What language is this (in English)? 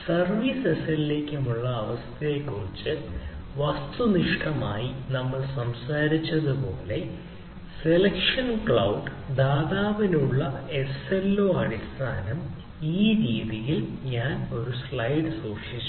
Malayalam